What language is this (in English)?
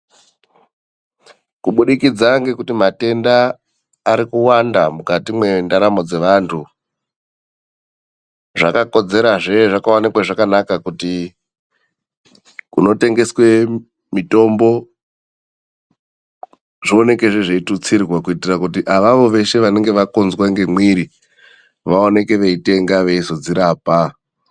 Ndau